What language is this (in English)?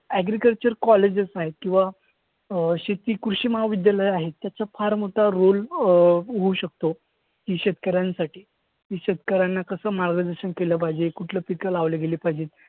Marathi